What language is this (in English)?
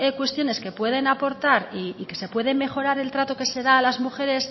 Spanish